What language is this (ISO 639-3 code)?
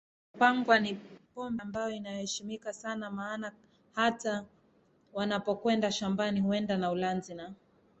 swa